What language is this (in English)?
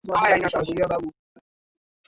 Swahili